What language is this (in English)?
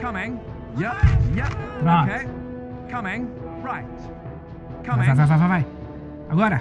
Portuguese